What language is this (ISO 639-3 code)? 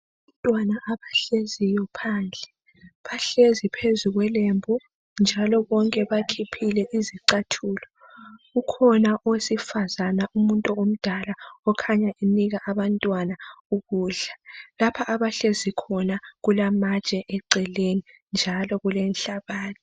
nde